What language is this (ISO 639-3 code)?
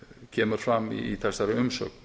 isl